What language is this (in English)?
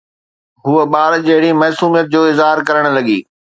Sindhi